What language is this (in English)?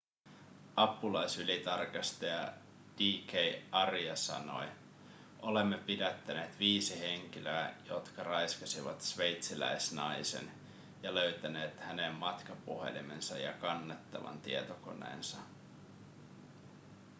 Finnish